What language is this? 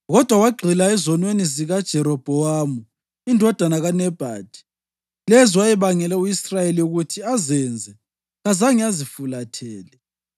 North Ndebele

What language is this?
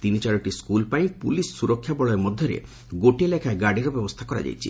Odia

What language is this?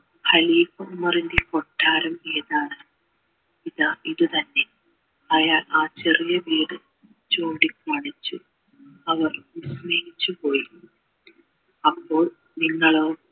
Malayalam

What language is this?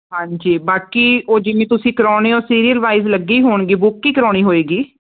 Punjabi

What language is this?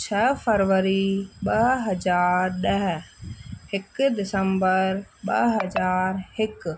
Sindhi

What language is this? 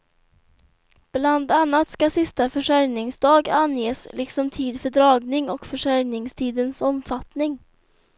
Swedish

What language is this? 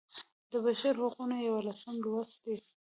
Pashto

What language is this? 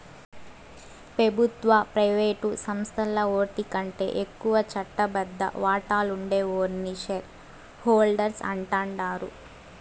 Telugu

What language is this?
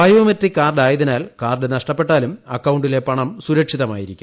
Malayalam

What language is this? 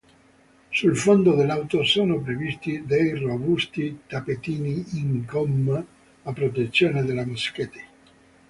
Italian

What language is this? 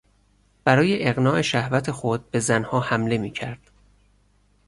Persian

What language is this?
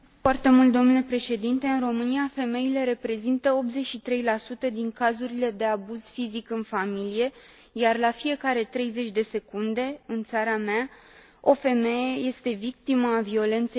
Romanian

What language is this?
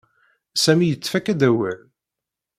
Kabyle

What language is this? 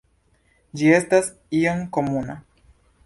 Esperanto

